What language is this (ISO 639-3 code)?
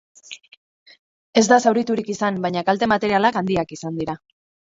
eus